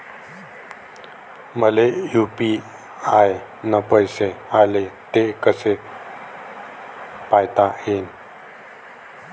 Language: Marathi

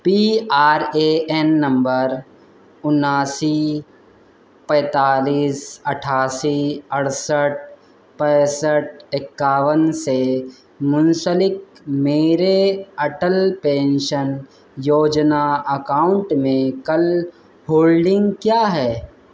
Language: Urdu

